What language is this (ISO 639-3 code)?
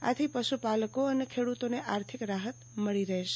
guj